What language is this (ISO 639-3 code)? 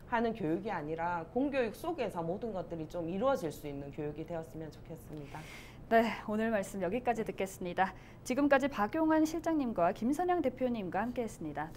kor